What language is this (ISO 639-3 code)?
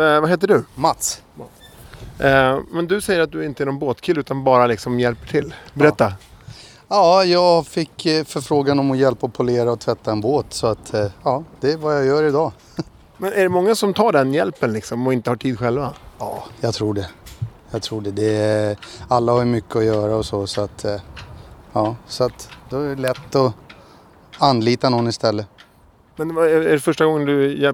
swe